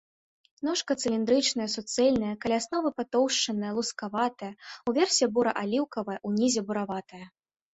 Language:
Belarusian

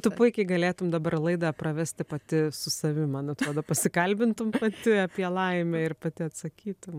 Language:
Lithuanian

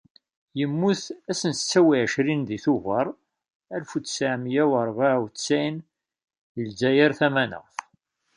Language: Kabyle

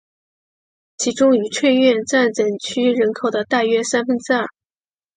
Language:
Chinese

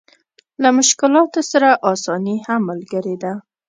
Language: Pashto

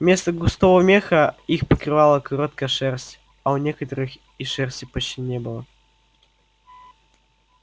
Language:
Russian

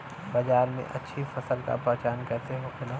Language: Bhojpuri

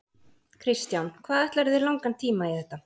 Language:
Icelandic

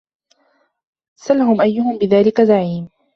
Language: Arabic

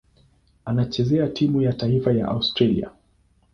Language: Swahili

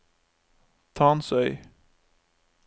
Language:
Norwegian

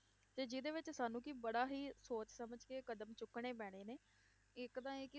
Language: Punjabi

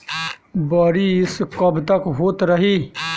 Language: Bhojpuri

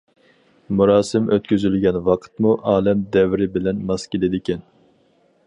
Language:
Uyghur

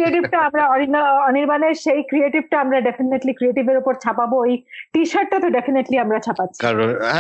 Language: Bangla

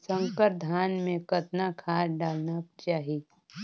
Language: Chhattisgarhi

